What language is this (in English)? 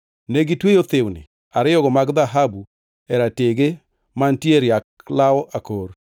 Luo (Kenya and Tanzania)